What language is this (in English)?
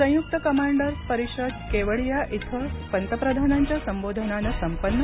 Marathi